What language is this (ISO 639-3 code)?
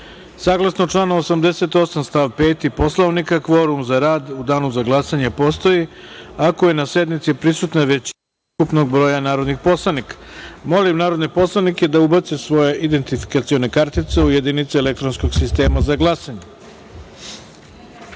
srp